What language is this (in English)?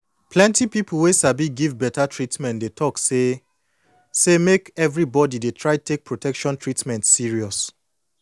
Nigerian Pidgin